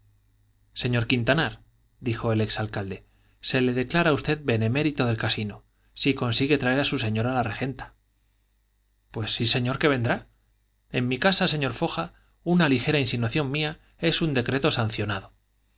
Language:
Spanish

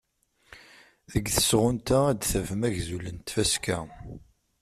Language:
Kabyle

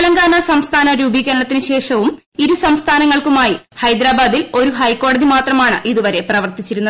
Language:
Malayalam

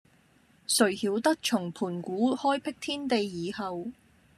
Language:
Cantonese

